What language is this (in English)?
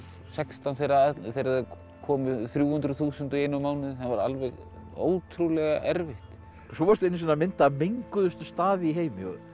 Icelandic